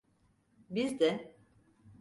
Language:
Turkish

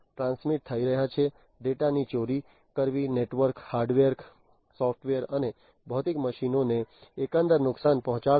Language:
Gujarati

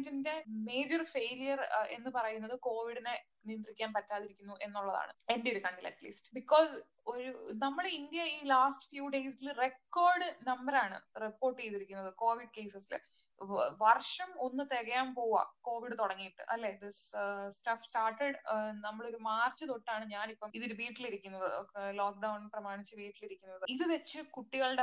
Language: Malayalam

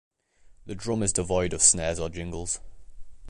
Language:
English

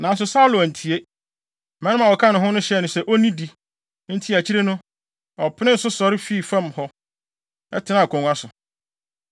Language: Akan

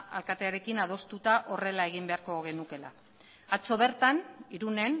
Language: Basque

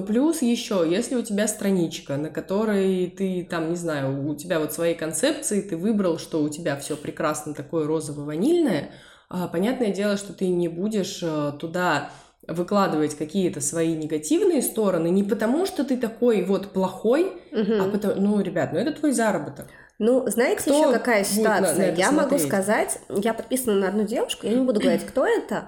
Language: Russian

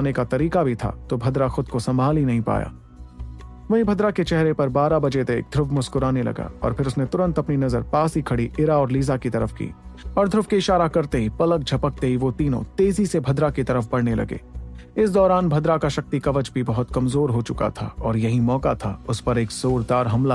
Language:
Hindi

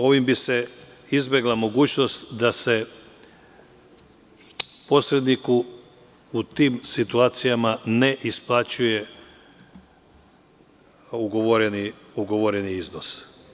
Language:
Serbian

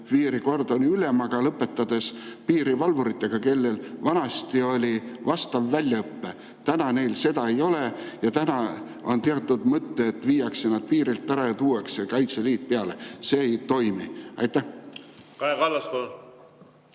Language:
Estonian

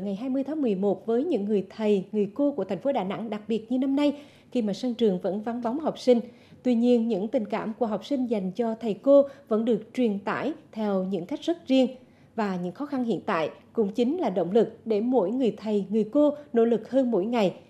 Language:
Vietnamese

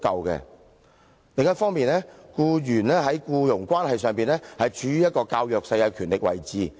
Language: Cantonese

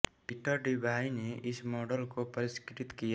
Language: Hindi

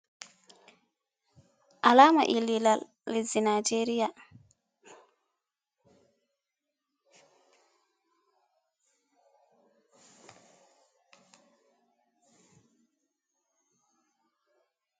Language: Fula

